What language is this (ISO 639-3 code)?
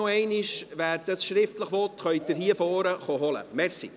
gsw